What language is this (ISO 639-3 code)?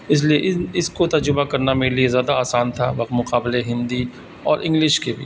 urd